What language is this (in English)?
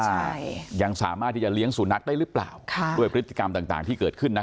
Thai